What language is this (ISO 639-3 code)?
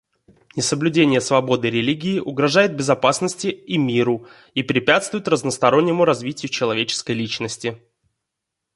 rus